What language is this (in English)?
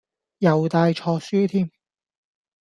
Cantonese